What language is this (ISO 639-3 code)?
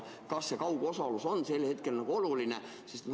est